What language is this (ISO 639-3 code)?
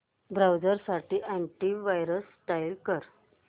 mar